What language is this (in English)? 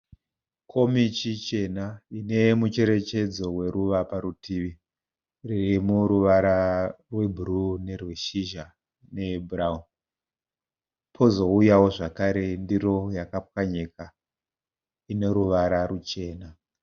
Shona